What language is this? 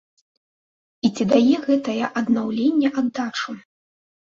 Belarusian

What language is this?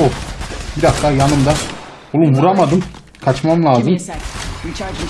Turkish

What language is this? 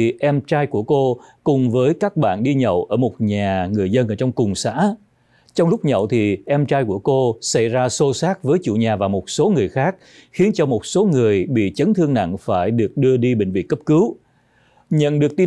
Vietnamese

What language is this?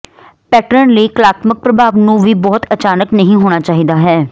Punjabi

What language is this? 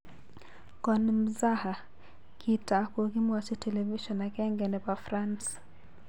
Kalenjin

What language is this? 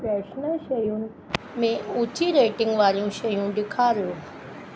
Sindhi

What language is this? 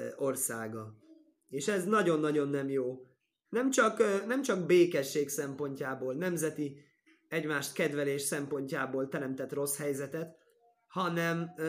Hungarian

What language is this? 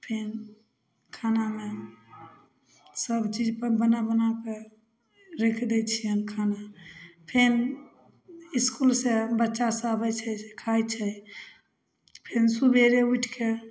Maithili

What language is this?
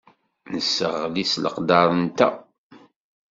Kabyle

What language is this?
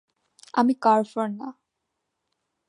Bangla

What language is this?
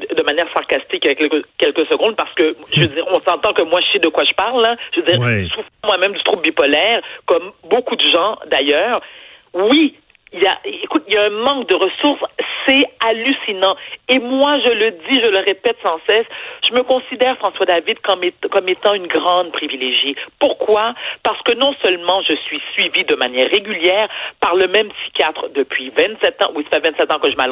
French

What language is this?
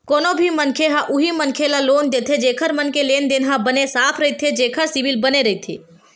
Chhattisgarhi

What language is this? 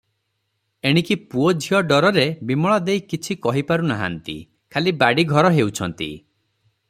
Odia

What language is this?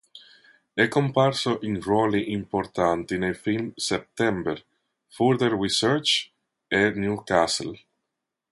Italian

